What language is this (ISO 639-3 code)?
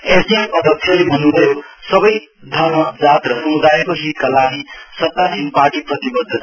nep